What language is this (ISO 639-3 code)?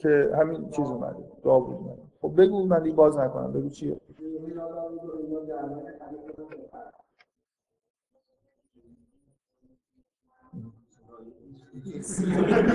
fas